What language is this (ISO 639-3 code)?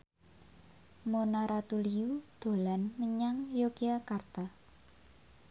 jav